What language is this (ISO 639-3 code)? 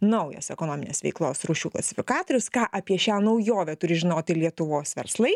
lit